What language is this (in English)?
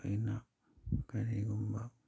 Manipuri